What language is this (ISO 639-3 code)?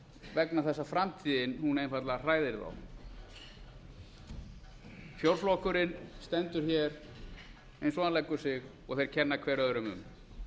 isl